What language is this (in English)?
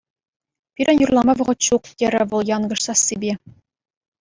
Chuvash